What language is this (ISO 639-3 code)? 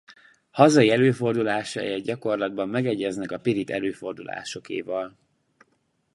hun